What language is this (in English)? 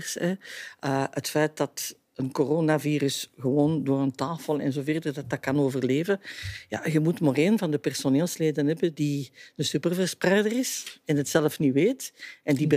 Dutch